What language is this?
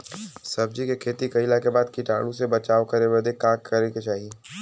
Bhojpuri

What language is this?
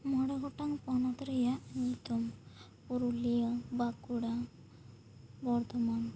Santali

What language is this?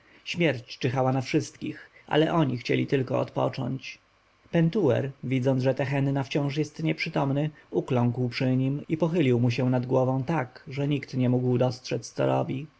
Polish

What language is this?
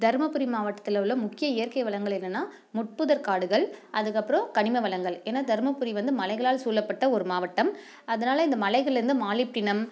Tamil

